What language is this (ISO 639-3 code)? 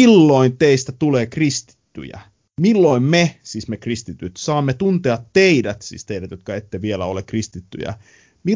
fin